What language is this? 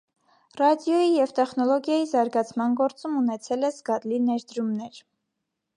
Armenian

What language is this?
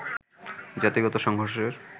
Bangla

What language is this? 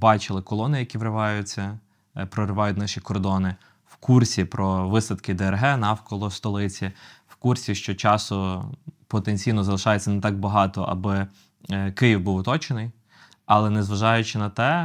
Ukrainian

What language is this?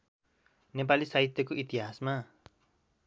Nepali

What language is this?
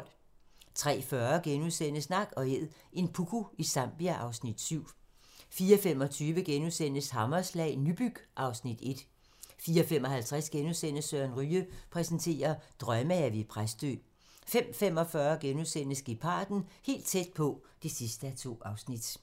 Danish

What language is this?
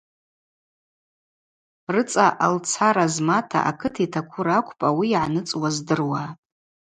Abaza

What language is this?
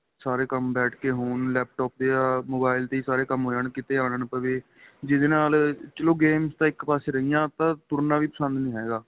Punjabi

